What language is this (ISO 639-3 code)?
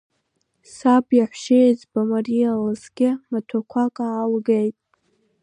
abk